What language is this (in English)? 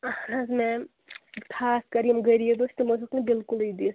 Kashmiri